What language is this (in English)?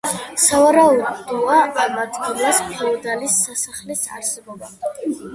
Georgian